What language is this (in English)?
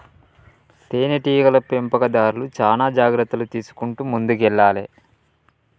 Telugu